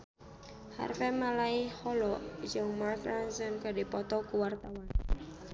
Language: Sundanese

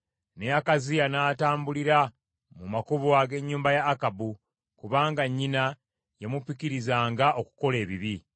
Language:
Ganda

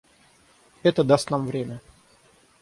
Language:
Russian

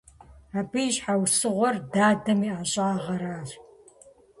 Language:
Kabardian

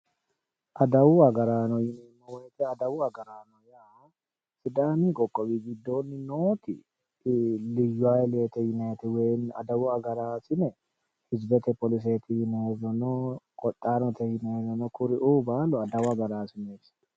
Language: Sidamo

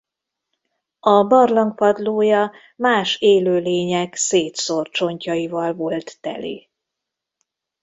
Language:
Hungarian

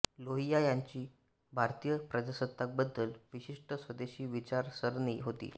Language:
Marathi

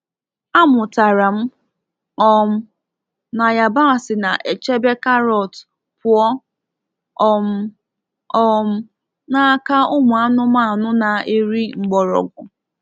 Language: Igbo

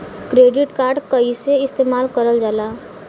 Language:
Bhojpuri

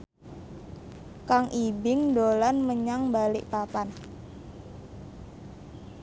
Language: Javanese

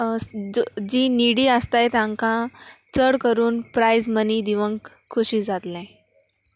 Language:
Konkani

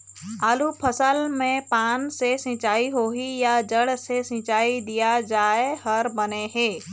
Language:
Chhattisgarhi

